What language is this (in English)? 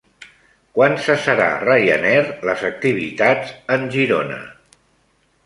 Catalan